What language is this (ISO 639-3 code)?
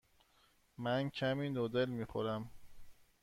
fas